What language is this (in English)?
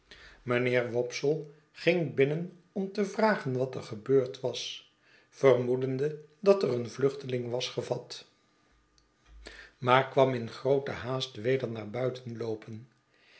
Dutch